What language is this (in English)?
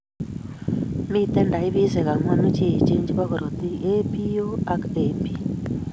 Kalenjin